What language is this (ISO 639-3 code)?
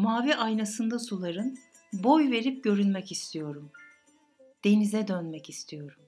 tur